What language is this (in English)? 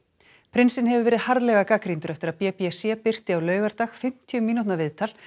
Icelandic